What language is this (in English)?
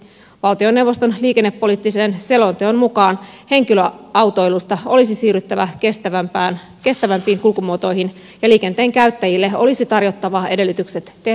Finnish